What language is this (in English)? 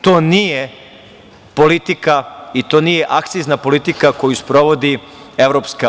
Serbian